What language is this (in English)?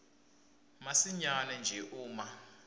Swati